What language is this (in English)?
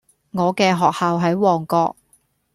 Cantonese